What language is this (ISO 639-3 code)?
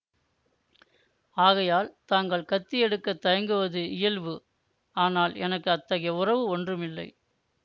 tam